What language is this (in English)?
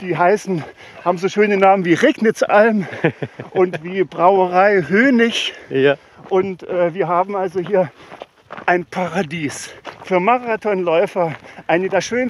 German